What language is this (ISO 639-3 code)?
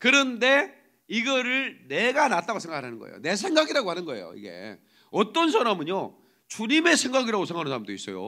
kor